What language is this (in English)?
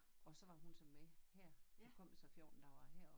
Danish